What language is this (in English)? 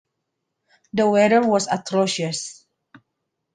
English